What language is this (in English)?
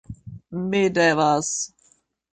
Esperanto